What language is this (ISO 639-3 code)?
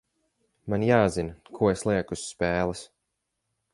lav